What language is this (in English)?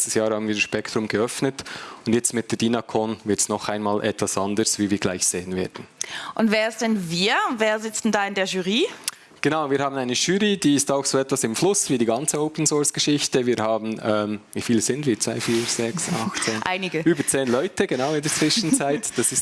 German